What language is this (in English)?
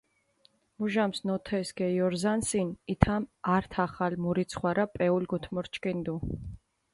Mingrelian